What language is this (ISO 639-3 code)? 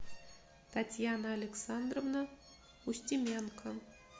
rus